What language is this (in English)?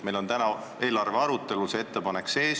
Estonian